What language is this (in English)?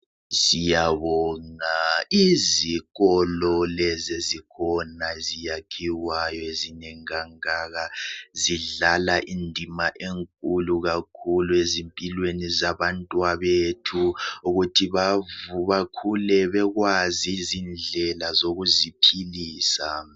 North Ndebele